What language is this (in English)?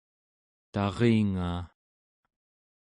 Central Yupik